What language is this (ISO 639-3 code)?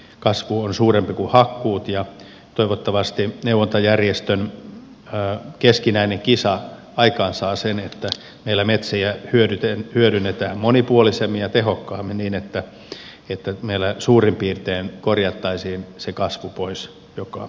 fin